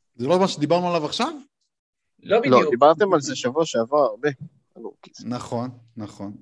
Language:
Hebrew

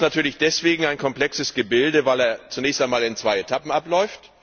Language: German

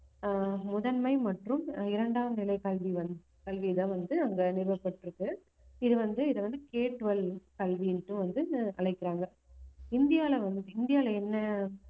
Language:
Tamil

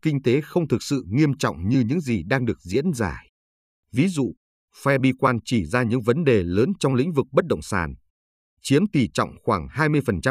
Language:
Vietnamese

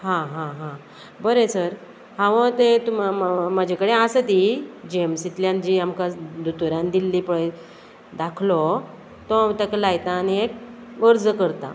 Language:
Konkani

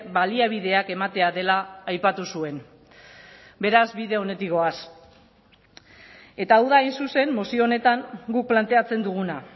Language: Basque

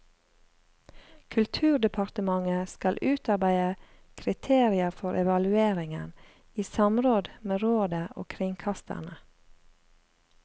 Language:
Norwegian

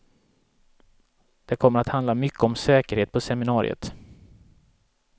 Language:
Swedish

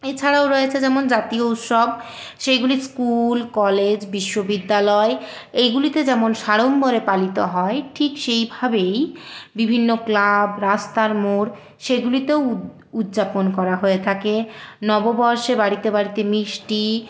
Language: Bangla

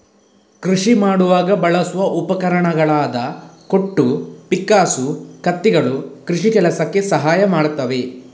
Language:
Kannada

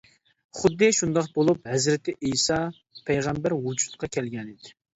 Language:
Uyghur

